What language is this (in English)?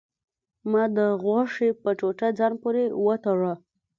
Pashto